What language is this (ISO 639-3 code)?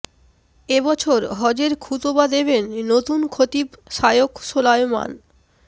ben